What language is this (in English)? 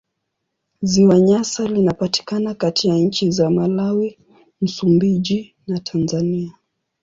Swahili